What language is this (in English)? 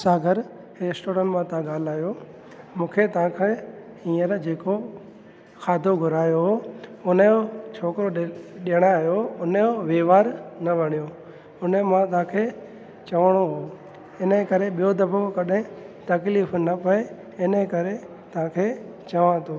Sindhi